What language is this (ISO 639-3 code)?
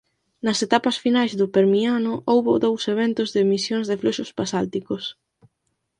glg